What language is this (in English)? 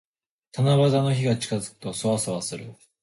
Japanese